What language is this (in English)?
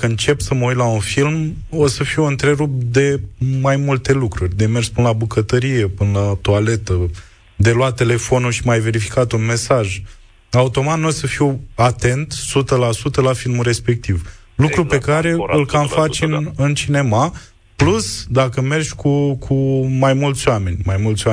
Romanian